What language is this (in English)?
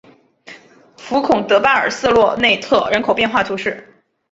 Chinese